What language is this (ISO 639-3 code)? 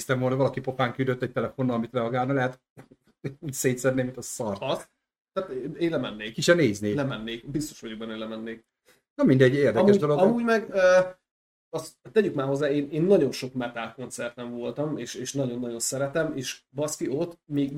hun